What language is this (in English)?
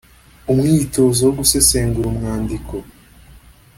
Kinyarwanda